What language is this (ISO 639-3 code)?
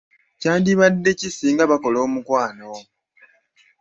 lug